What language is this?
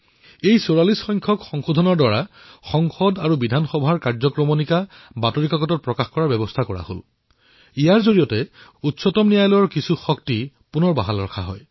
Assamese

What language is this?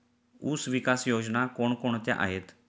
Marathi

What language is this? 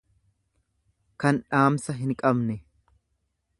Oromo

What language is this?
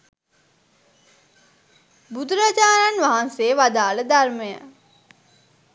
Sinhala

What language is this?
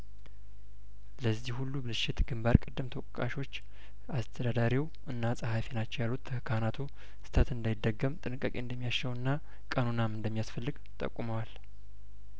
Amharic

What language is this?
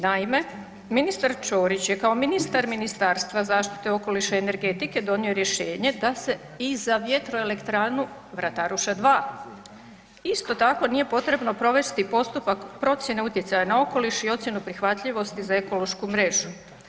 Croatian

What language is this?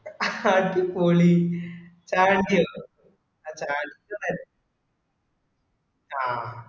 Malayalam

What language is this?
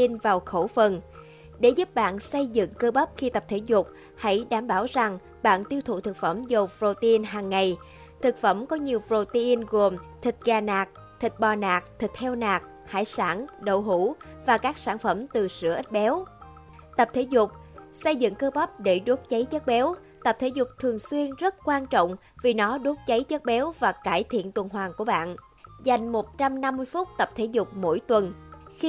Vietnamese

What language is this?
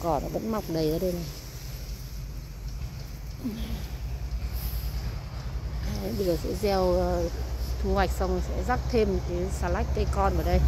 Vietnamese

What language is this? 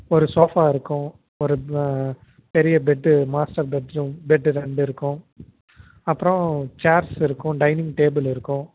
Tamil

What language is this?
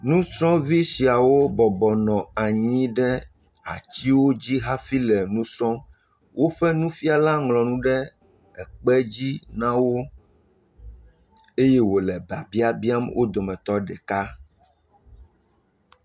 Ewe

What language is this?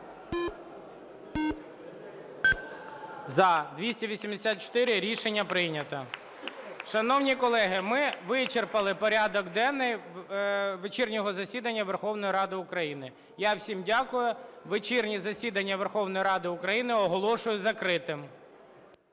Ukrainian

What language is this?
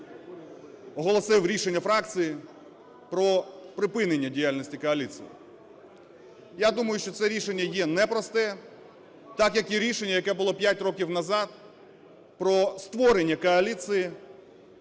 Ukrainian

